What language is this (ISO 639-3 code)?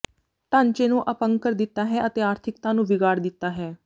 pan